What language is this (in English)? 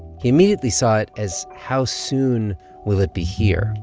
English